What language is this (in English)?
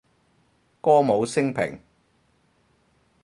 Cantonese